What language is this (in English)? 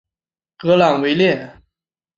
Chinese